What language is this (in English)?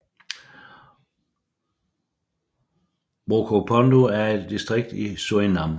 Danish